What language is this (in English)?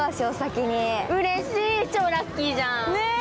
Japanese